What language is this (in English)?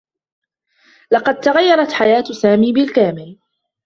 Arabic